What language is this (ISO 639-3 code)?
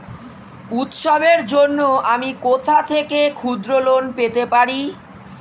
ben